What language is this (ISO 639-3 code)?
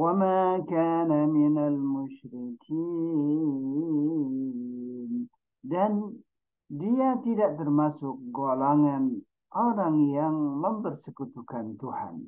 ara